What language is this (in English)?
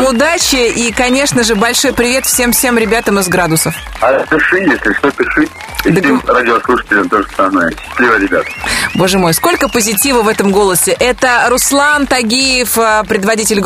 Russian